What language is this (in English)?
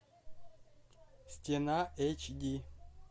Russian